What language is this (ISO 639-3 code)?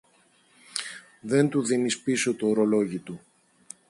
ell